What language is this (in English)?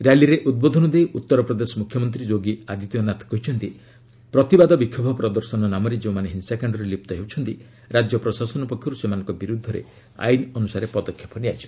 Odia